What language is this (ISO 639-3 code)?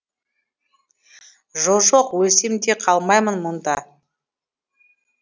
kaz